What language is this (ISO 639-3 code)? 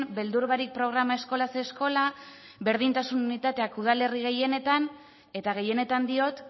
eus